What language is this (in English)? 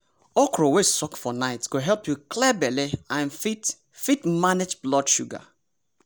Nigerian Pidgin